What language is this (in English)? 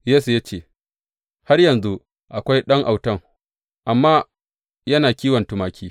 Hausa